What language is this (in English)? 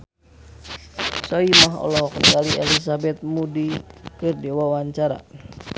Sundanese